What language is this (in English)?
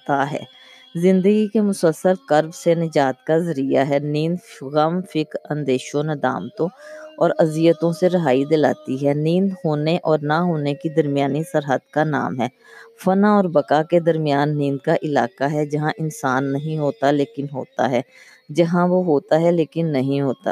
Urdu